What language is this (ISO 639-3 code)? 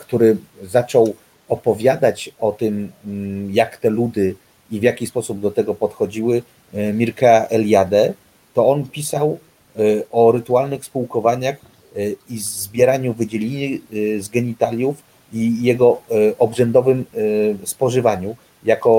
pol